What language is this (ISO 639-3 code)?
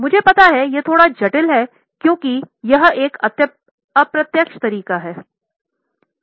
hin